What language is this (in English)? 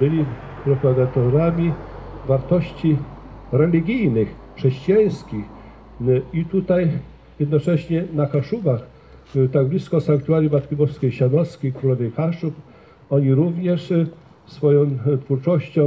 Polish